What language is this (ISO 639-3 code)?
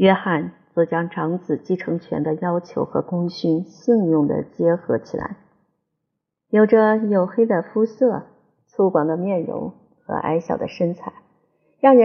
zho